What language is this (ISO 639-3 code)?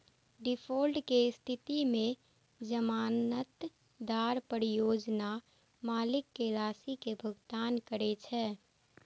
mai